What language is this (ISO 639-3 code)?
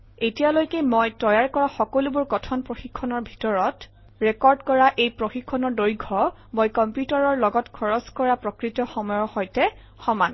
asm